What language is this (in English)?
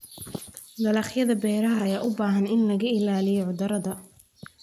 Somali